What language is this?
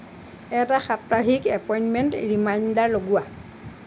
Assamese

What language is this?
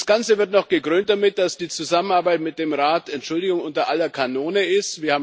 German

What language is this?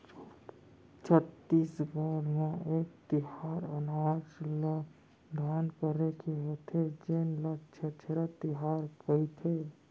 Chhattisgarhi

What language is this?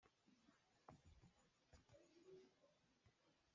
Hakha Chin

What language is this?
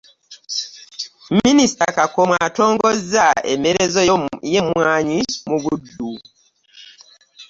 Ganda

